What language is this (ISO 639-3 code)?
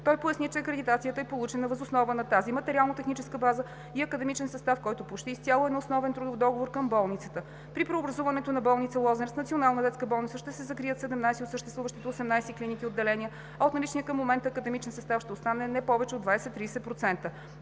bul